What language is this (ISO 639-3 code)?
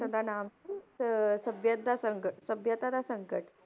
pan